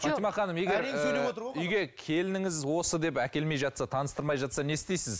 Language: Kazakh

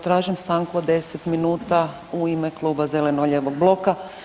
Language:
Croatian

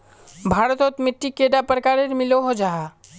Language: Magahi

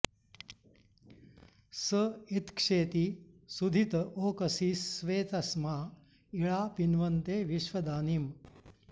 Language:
Sanskrit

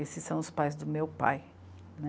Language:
Portuguese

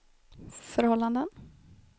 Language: Swedish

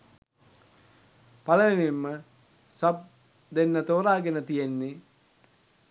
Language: Sinhala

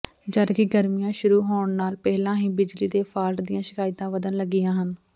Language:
Punjabi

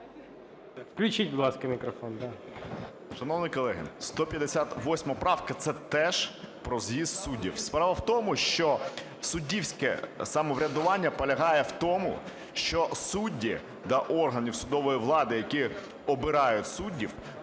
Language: Ukrainian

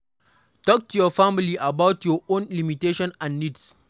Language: Nigerian Pidgin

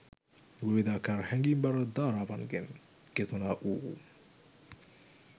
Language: Sinhala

